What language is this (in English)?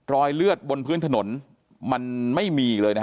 Thai